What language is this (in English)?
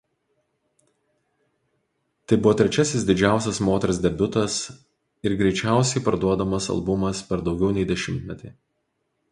Lithuanian